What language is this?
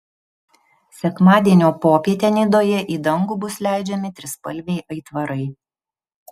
Lithuanian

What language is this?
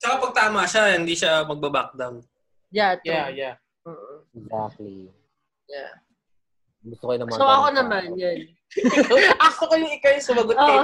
Filipino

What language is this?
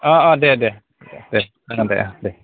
Bodo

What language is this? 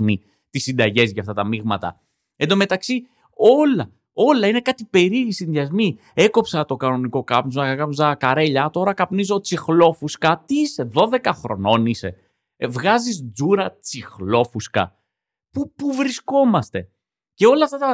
Greek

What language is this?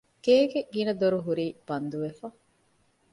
Divehi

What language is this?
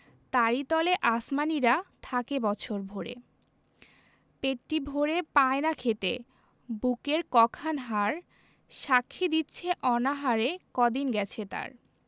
Bangla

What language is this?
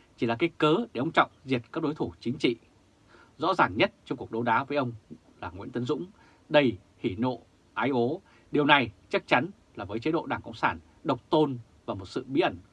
Vietnamese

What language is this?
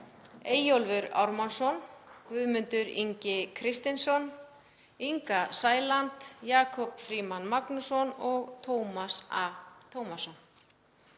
Icelandic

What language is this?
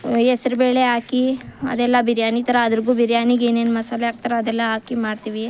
Kannada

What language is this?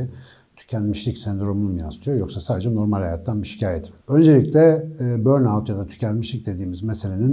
Turkish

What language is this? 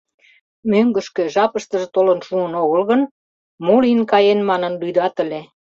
Mari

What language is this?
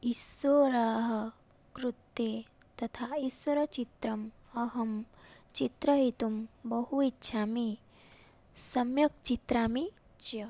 Sanskrit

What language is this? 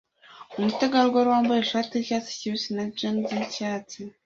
Kinyarwanda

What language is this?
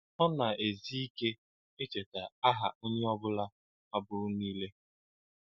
Igbo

